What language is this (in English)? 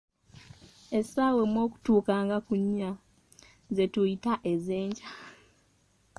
Ganda